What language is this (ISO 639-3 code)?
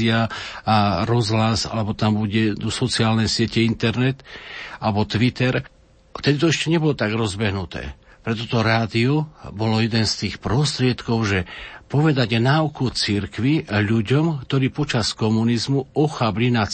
slk